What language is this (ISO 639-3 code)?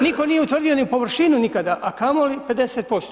hrv